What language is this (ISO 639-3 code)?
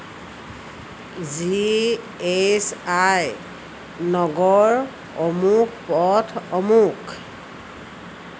asm